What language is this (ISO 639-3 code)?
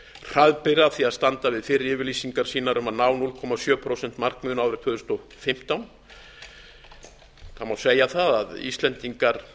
isl